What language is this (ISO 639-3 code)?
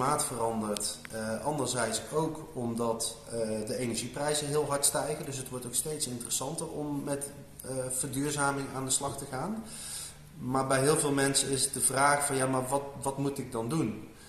nld